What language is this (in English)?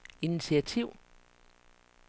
Danish